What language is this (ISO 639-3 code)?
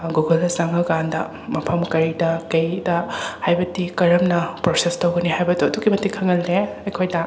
mni